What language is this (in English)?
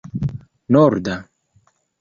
Esperanto